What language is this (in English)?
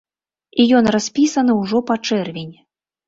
Belarusian